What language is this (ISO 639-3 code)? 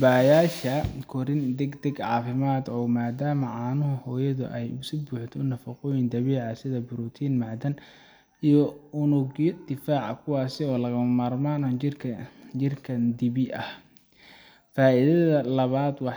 som